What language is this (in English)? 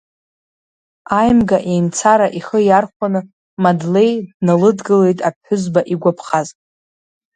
Abkhazian